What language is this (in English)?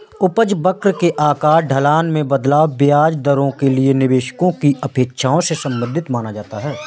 Hindi